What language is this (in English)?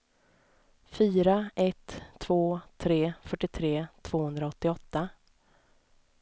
Swedish